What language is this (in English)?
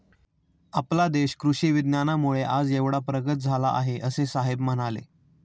Marathi